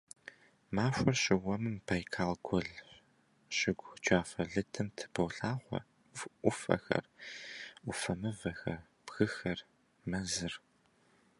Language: Kabardian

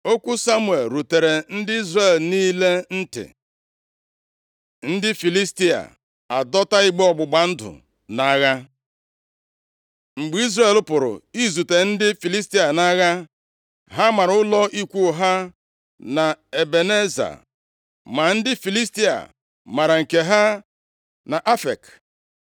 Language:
Igbo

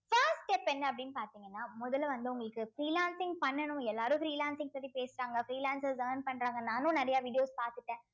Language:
Tamil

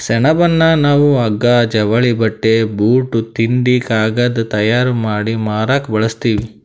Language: Kannada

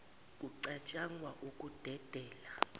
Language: Zulu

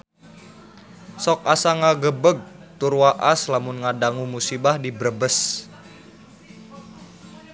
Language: Sundanese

